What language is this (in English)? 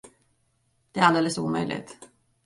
Swedish